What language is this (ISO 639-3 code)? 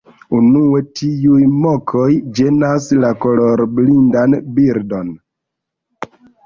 epo